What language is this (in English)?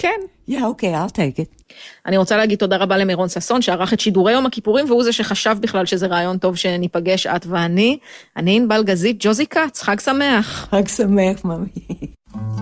Hebrew